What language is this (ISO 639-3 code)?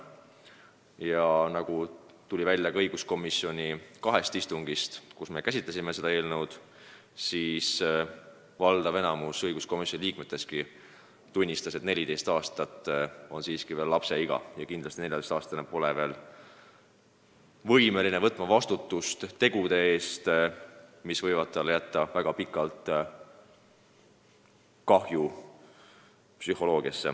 est